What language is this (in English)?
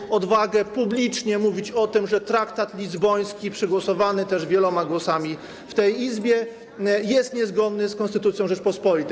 Polish